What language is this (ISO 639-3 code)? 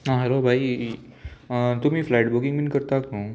kok